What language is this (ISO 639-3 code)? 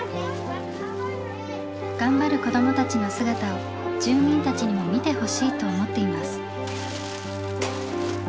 jpn